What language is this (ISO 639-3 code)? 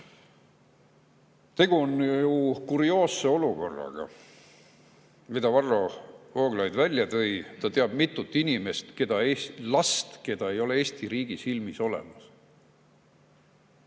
est